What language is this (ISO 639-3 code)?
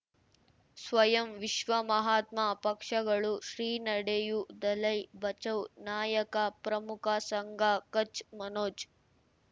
kan